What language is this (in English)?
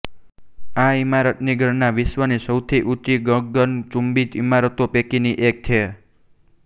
Gujarati